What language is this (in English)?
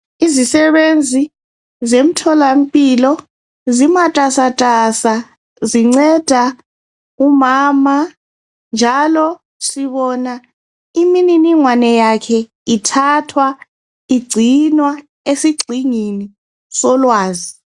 North Ndebele